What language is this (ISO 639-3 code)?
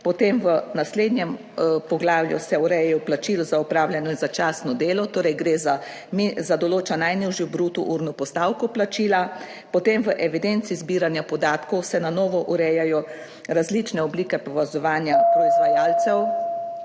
slv